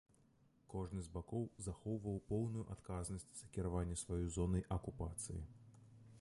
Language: Belarusian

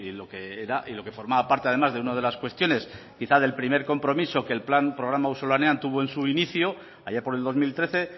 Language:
Spanish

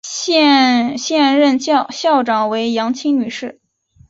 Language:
Chinese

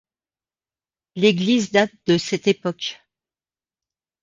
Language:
French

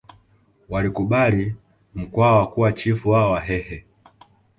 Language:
Swahili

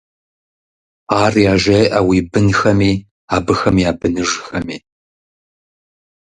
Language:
Kabardian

